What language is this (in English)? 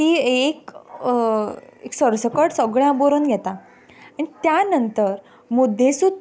Konkani